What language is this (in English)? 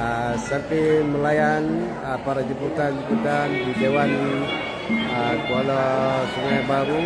Malay